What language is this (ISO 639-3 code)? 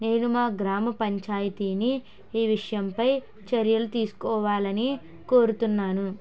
tel